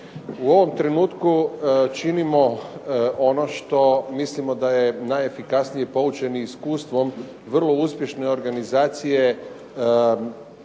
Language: Croatian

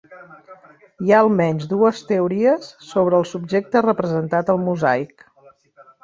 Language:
Catalan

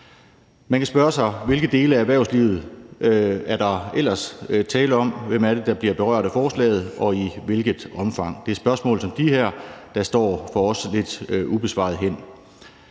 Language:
Danish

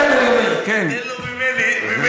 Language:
Hebrew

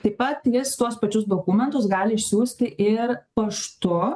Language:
Lithuanian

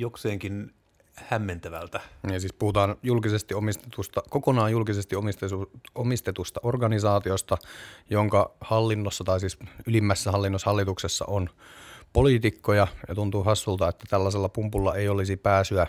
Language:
Finnish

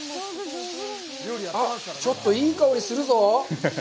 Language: Japanese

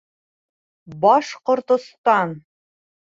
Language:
Bashkir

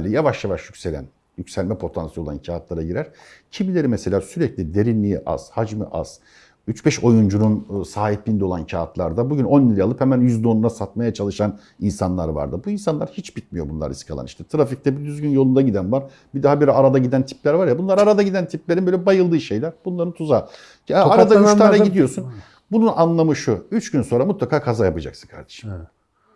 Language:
Turkish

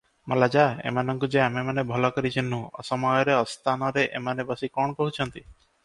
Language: Odia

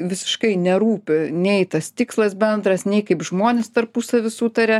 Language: Lithuanian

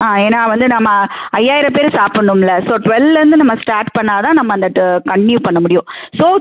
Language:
Tamil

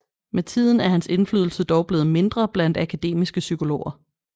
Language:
Danish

